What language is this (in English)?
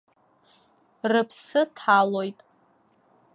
Abkhazian